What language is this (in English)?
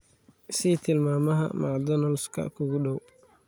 Somali